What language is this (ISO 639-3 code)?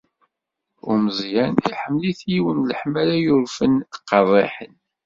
kab